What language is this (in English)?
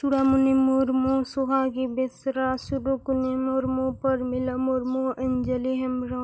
Santali